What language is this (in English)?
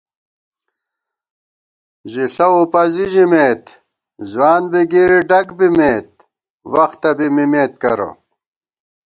Gawar-Bati